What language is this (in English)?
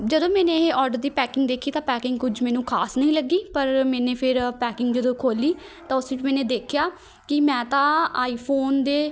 Punjabi